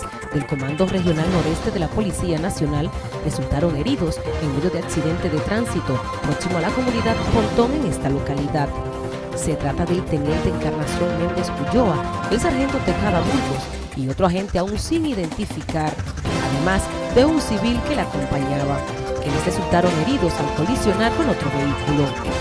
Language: Spanish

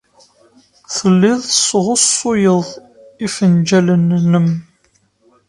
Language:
Kabyle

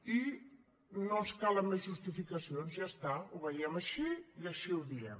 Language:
Catalan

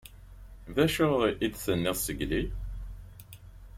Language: Kabyle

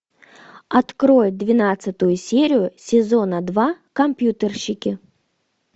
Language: Russian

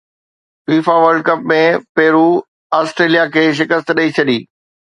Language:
Sindhi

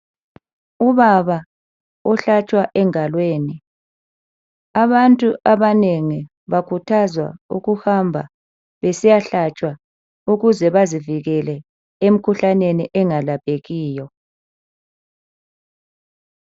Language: North Ndebele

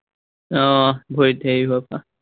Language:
Assamese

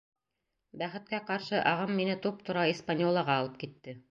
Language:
Bashkir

